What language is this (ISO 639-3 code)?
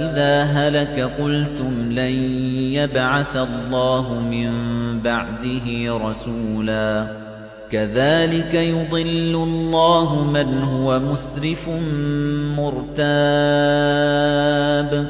ara